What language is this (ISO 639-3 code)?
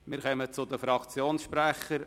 gsw